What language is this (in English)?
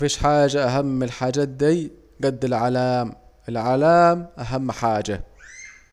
Saidi Arabic